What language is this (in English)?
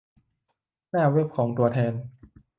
Thai